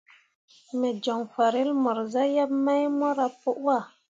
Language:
Mundang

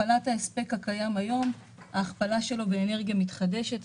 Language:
Hebrew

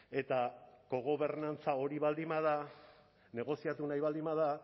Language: Basque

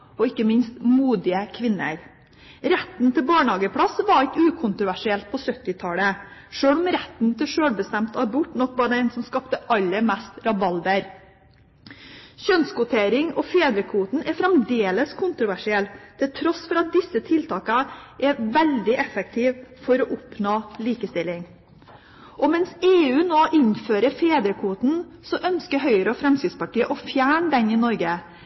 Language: Norwegian Bokmål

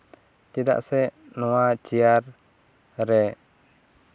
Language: Santali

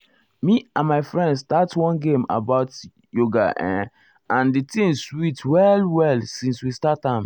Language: Nigerian Pidgin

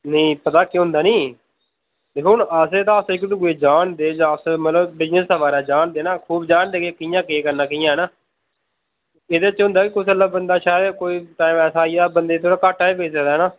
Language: Dogri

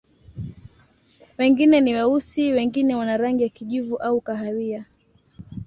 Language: Swahili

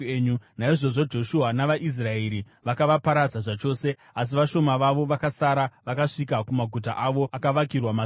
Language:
Shona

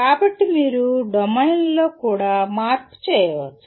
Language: Telugu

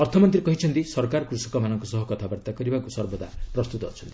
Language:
Odia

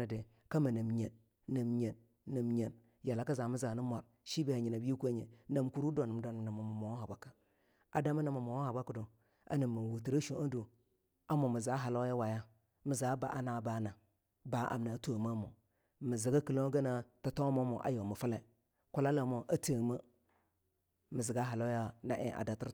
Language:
Longuda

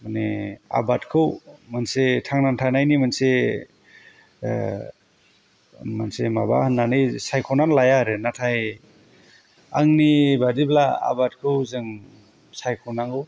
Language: Bodo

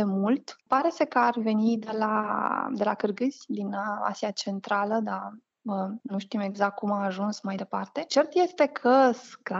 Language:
Romanian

